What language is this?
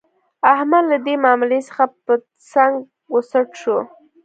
Pashto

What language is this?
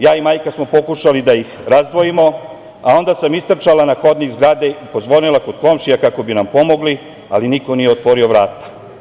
Serbian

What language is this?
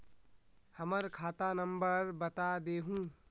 Magahi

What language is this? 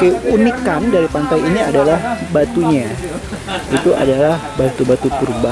Indonesian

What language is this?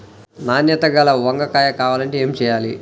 Telugu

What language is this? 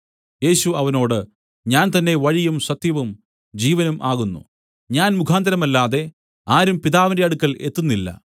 Malayalam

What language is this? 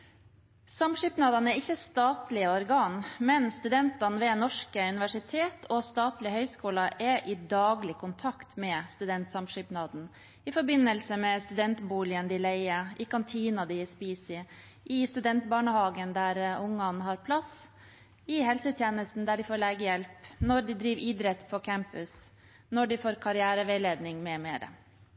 Norwegian Bokmål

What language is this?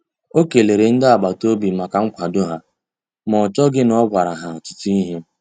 Igbo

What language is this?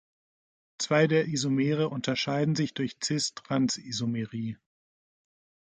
German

